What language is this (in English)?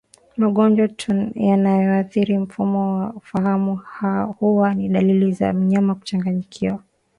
Swahili